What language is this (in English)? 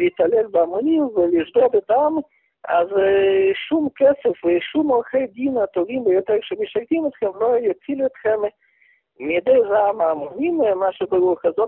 Hebrew